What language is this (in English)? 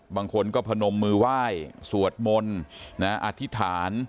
Thai